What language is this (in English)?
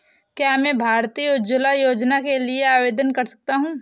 Hindi